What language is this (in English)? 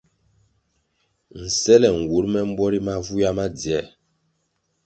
Kwasio